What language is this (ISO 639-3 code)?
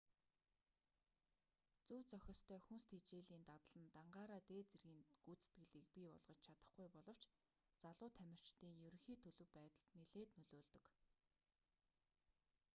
mon